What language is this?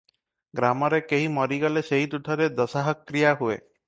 Odia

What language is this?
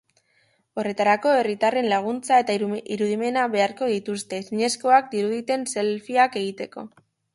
Basque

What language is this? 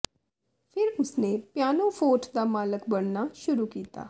Punjabi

